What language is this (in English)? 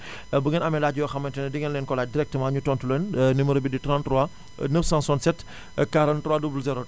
Wolof